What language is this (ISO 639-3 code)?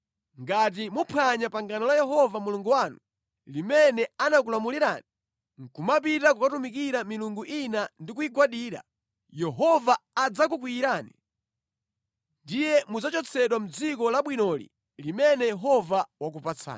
nya